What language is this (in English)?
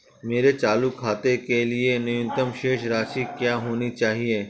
Hindi